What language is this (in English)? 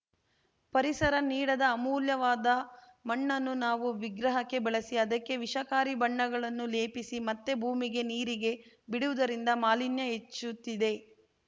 Kannada